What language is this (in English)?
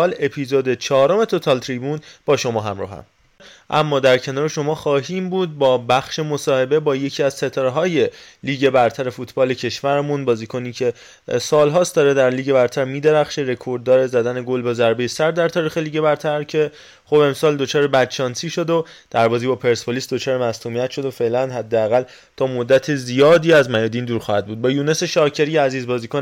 Persian